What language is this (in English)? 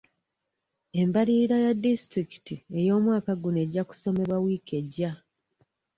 Ganda